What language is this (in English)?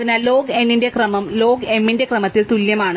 Malayalam